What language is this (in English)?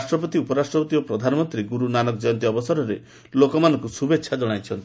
Odia